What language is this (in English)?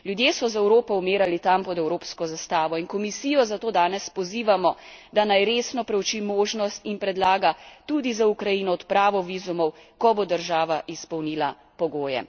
Slovenian